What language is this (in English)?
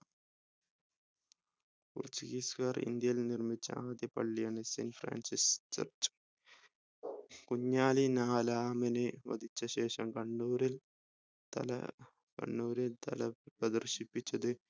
Malayalam